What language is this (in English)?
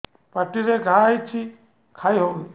Odia